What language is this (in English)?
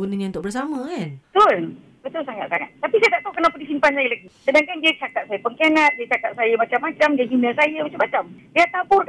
Malay